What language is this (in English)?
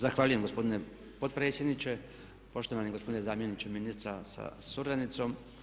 Croatian